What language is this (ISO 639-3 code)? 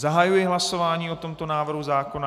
ces